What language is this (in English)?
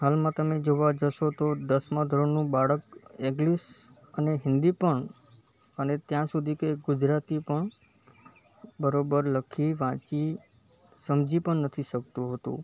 Gujarati